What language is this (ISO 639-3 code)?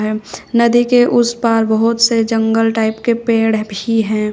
hin